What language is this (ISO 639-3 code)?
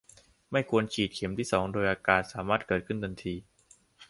tha